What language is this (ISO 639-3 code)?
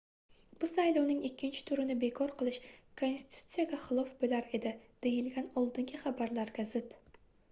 uzb